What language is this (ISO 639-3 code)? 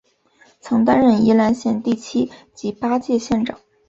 zho